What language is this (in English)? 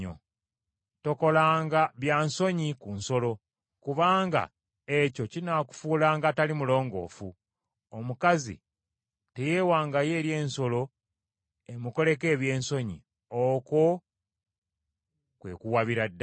Ganda